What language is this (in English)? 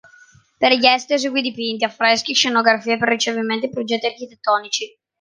Italian